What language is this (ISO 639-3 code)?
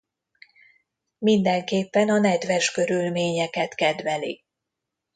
hun